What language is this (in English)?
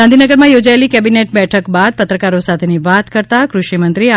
Gujarati